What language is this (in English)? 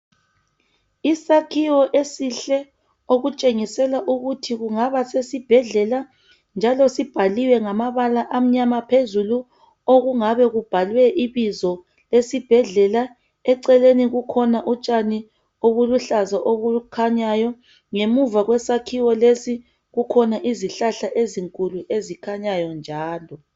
North Ndebele